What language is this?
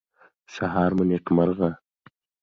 Pashto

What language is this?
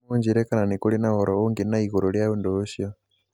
Kikuyu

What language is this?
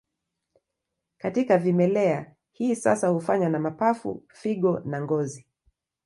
Swahili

